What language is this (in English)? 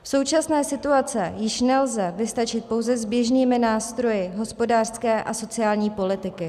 Czech